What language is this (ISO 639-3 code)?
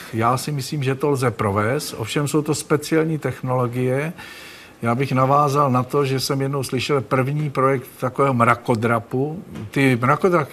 ces